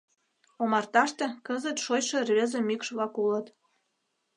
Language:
Mari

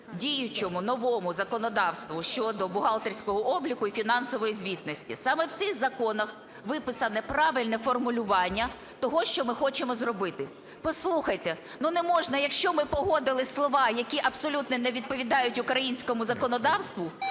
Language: Ukrainian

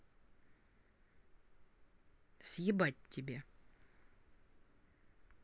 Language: Russian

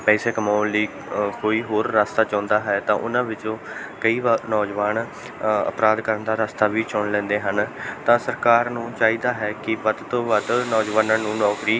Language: Punjabi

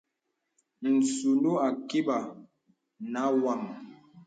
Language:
Bebele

